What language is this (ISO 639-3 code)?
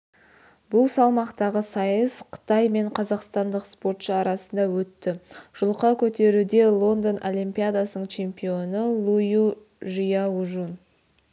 kaz